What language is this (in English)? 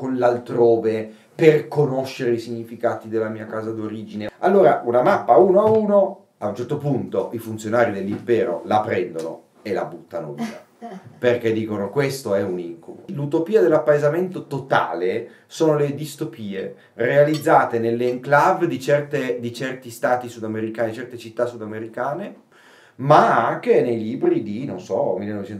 Italian